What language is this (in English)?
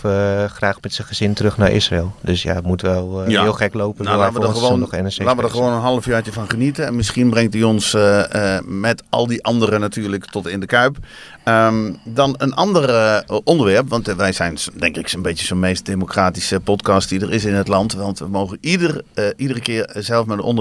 Dutch